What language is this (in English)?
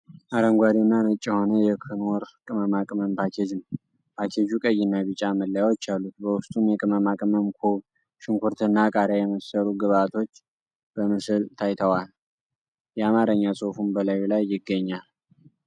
Amharic